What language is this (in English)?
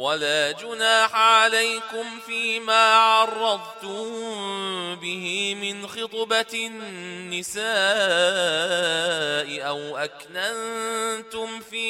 Arabic